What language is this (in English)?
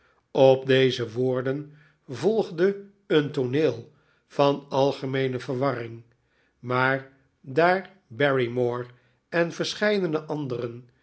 Dutch